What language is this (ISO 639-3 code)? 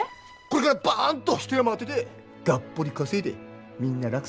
jpn